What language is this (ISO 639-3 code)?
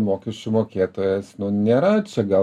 lit